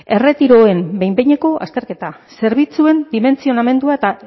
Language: Basque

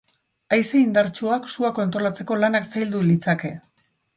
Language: Basque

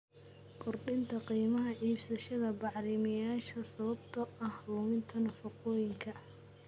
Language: Somali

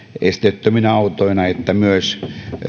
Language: Finnish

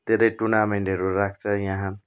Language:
Nepali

